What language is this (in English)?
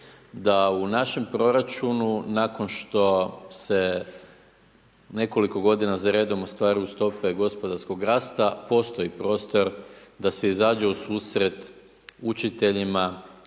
Croatian